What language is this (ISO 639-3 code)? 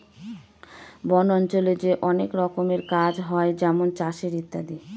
ben